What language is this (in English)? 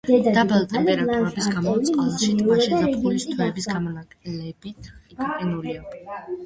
Georgian